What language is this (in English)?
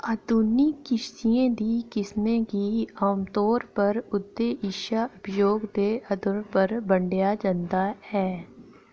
Dogri